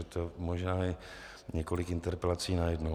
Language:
Czech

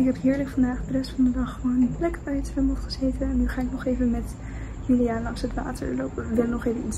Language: Dutch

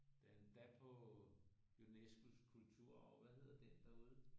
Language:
Danish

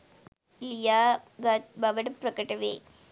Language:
Sinhala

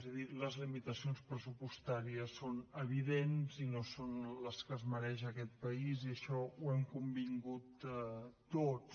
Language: Catalan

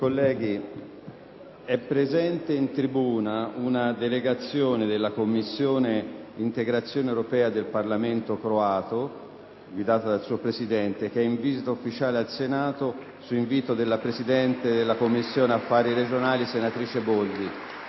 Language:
Italian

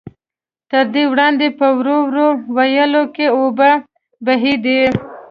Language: Pashto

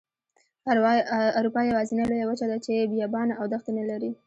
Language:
Pashto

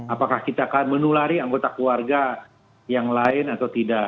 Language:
Indonesian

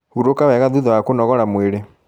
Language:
Kikuyu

